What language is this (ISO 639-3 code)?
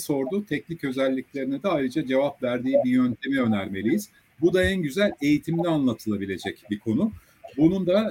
tur